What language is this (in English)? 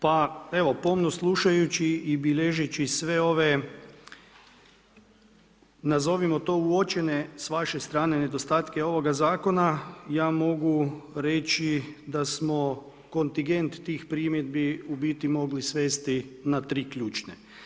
Croatian